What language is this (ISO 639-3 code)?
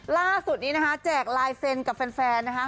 tha